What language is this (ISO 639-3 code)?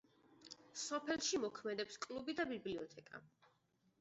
kat